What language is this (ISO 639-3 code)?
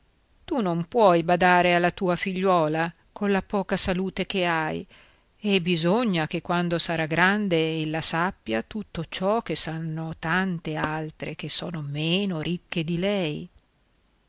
ita